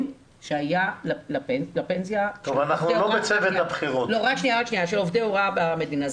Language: Hebrew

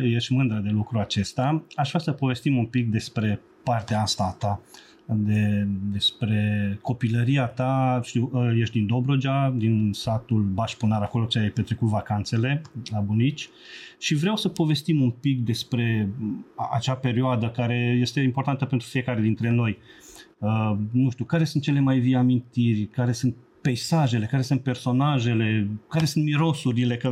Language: Romanian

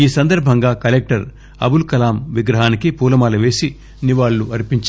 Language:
Telugu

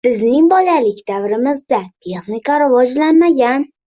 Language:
Uzbek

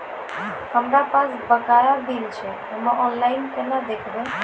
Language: Maithili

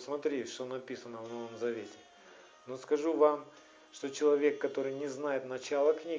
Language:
Russian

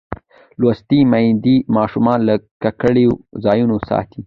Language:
Pashto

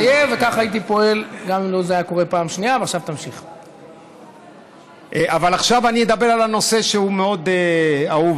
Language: Hebrew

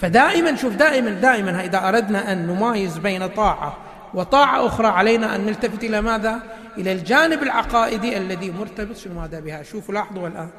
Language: Arabic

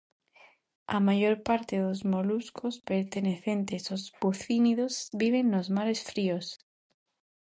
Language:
Galician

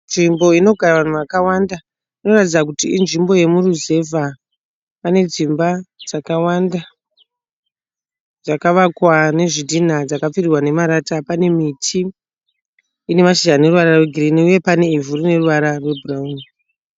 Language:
Shona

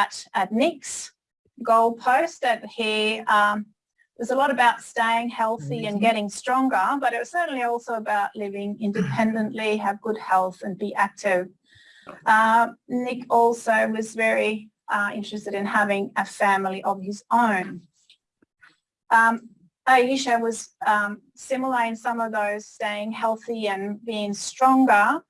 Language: English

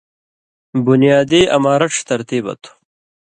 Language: Indus Kohistani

